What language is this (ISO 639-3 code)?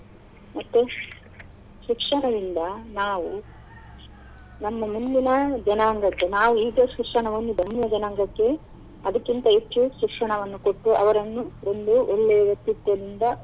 kan